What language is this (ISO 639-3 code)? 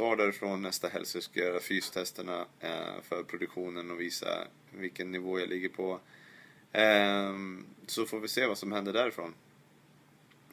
swe